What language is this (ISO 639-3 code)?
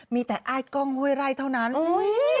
tha